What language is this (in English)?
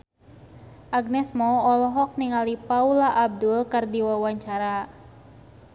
Sundanese